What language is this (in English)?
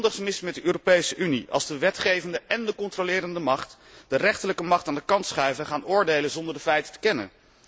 Dutch